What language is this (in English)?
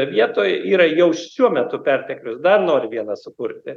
Lithuanian